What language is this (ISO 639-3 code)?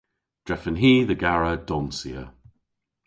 cor